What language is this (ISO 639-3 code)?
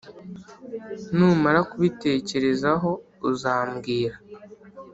kin